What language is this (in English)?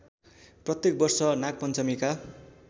Nepali